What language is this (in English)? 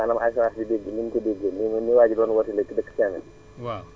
Wolof